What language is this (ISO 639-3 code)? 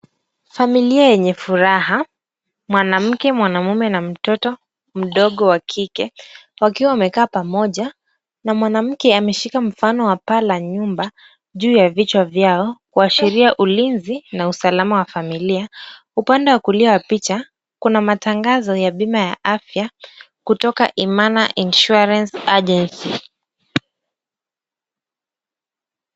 swa